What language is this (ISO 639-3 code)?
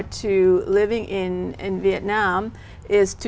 vie